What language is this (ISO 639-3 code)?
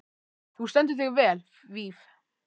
isl